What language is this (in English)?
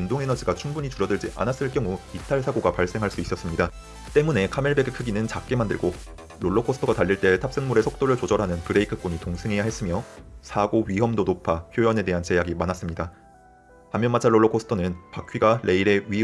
Korean